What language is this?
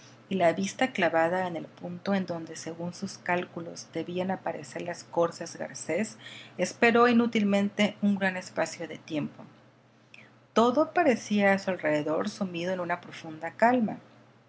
Spanish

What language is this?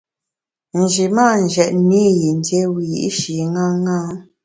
Bamun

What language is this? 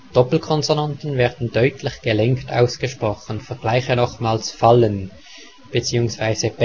German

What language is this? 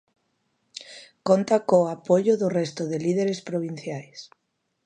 Galician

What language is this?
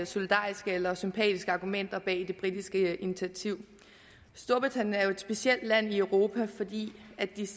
Danish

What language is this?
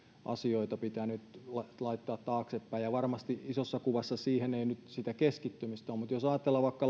Finnish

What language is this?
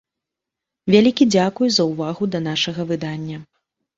Belarusian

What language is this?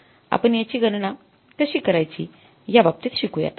Marathi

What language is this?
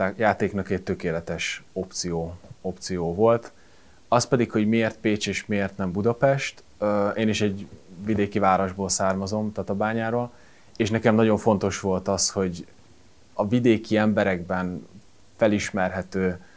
Hungarian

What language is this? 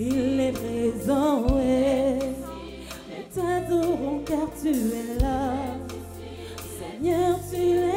Arabic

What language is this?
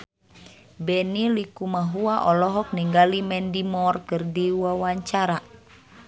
Sundanese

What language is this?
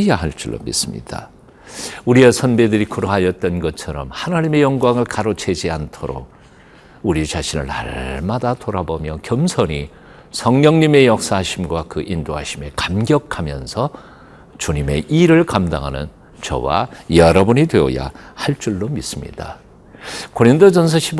Korean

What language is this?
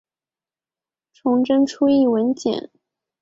Chinese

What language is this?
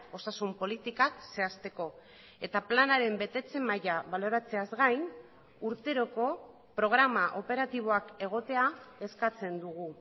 Basque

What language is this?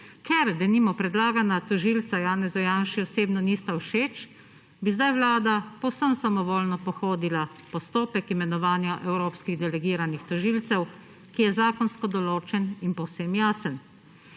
Slovenian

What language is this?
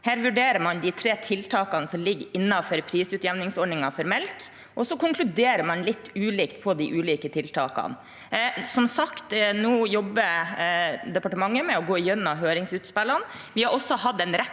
Norwegian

